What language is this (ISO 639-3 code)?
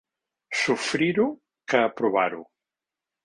cat